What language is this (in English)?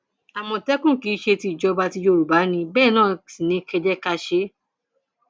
Yoruba